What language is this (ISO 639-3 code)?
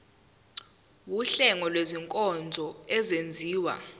zul